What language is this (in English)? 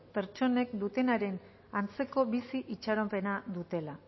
Basque